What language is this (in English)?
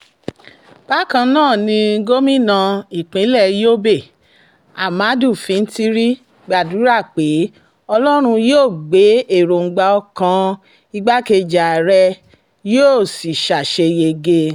Yoruba